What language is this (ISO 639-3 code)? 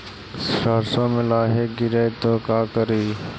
mag